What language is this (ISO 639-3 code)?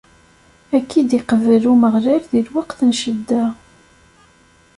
kab